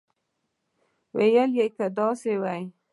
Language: Pashto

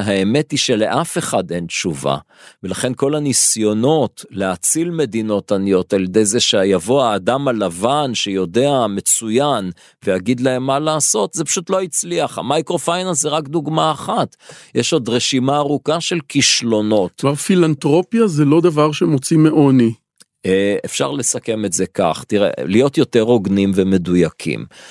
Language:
Hebrew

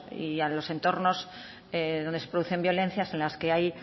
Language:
Spanish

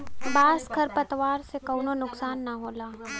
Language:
Bhojpuri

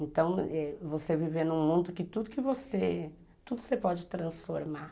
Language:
Portuguese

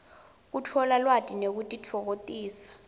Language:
Swati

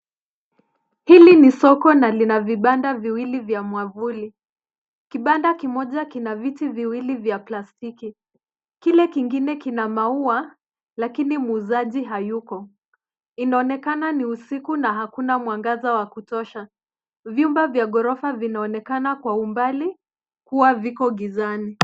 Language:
Swahili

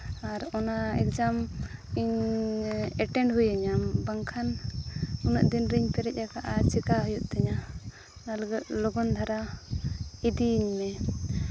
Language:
Santali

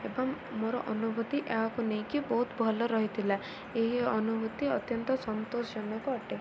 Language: Odia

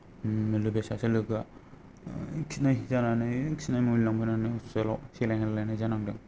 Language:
Bodo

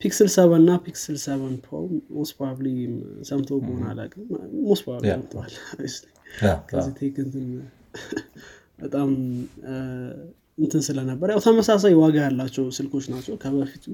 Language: Amharic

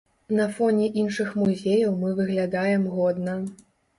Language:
Belarusian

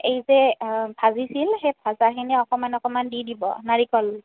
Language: Assamese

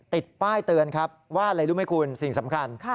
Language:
Thai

